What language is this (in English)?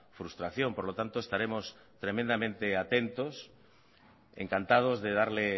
Spanish